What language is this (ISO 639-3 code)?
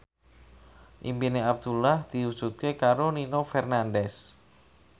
jav